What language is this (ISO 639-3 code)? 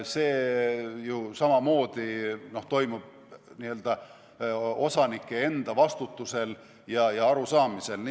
est